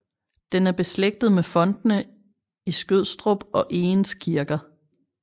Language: Danish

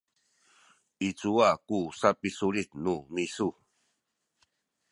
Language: Sakizaya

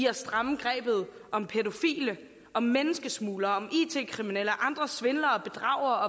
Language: Danish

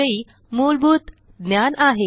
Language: Marathi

